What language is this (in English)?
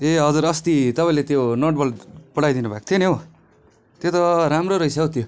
Nepali